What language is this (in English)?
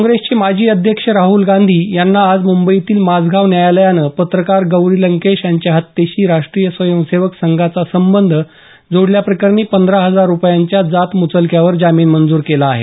Marathi